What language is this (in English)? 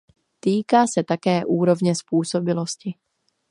Czech